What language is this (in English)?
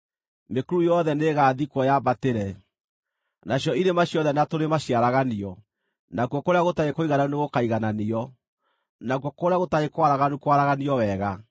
Kikuyu